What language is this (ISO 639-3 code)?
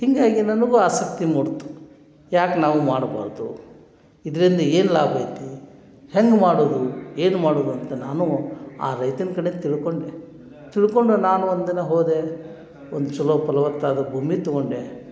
kan